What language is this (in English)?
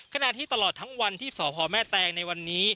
Thai